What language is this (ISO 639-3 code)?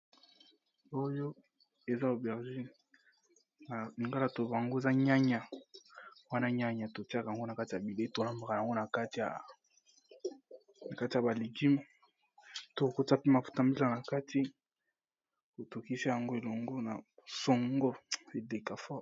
lin